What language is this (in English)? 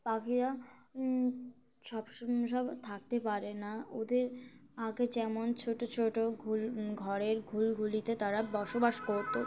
Bangla